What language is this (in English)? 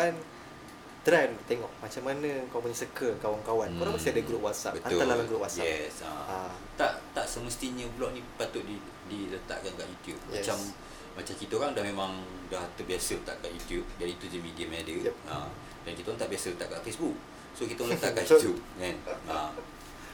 Malay